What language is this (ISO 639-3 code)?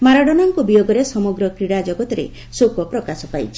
ori